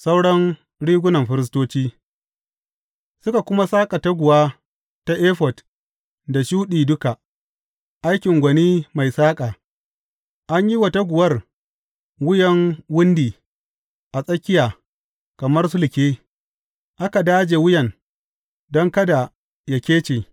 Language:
Hausa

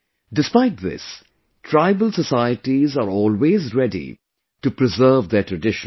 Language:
English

